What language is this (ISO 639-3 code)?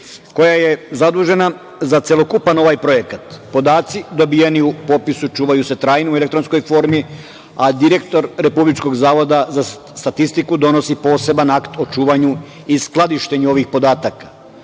srp